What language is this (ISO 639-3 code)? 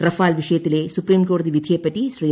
mal